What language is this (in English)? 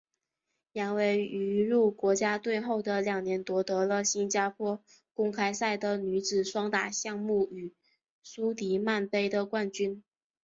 Chinese